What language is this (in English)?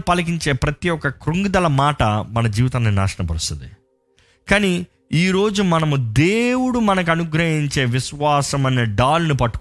Telugu